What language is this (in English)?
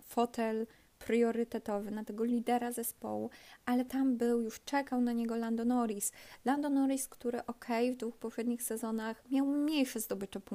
Polish